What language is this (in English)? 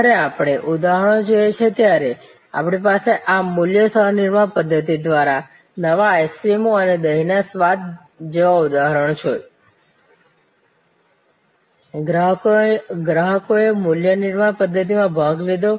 Gujarati